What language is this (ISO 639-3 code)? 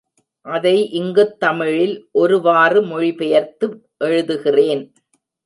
tam